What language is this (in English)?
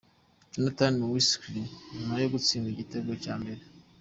Kinyarwanda